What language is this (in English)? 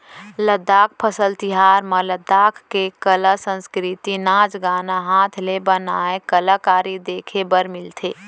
Chhattisgarhi